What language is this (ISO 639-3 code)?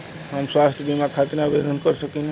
bho